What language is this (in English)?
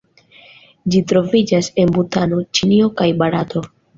Esperanto